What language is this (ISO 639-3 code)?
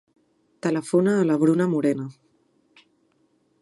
cat